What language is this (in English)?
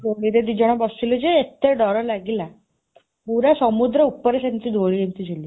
Odia